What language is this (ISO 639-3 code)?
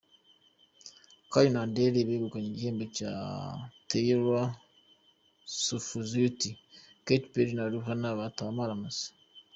kin